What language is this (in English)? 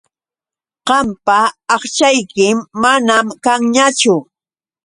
Yauyos Quechua